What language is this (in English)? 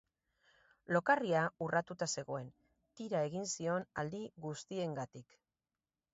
Basque